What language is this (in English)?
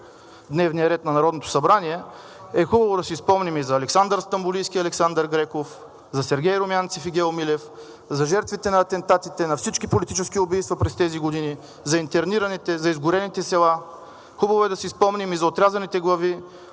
Bulgarian